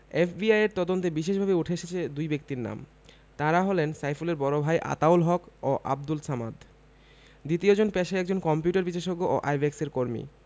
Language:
Bangla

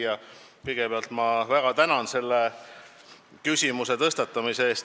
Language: Estonian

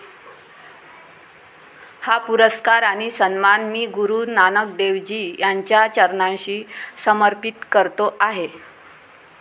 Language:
Marathi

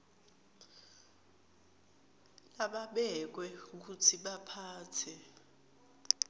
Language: Swati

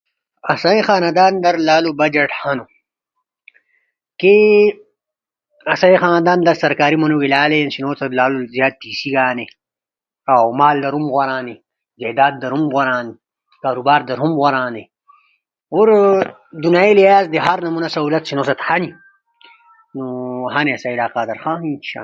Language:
Ushojo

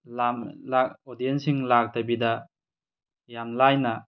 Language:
Manipuri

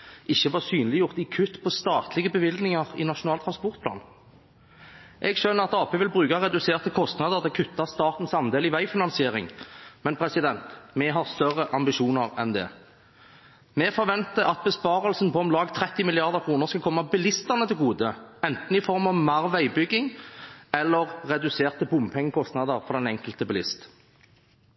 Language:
Norwegian Bokmål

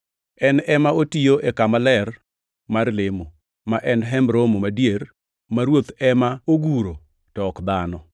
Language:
Luo (Kenya and Tanzania)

